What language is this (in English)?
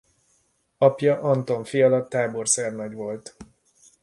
Hungarian